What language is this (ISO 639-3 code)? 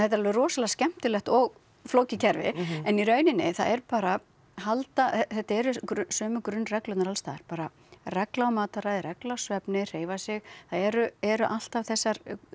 isl